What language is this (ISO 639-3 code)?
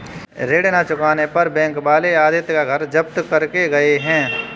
hin